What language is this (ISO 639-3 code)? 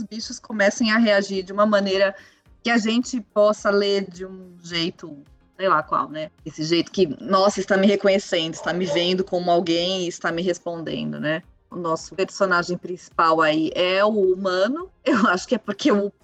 por